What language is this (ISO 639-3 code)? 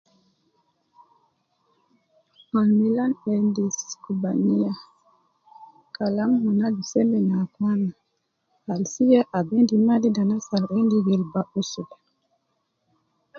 kcn